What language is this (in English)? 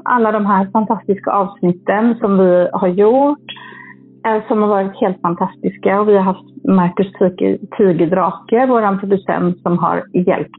Swedish